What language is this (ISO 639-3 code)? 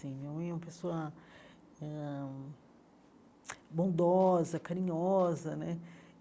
por